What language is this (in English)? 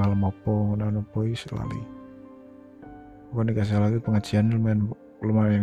Indonesian